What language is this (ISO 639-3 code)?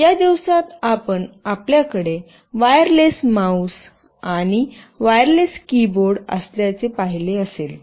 mar